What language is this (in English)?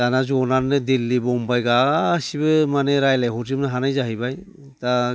Bodo